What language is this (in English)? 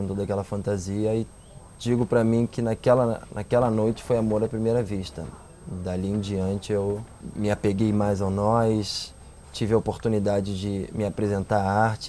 Portuguese